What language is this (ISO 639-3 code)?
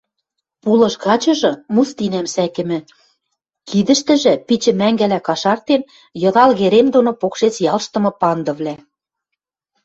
mrj